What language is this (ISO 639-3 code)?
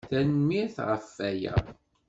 kab